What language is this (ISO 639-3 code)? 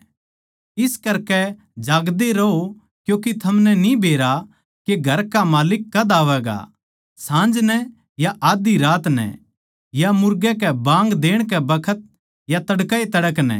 bgc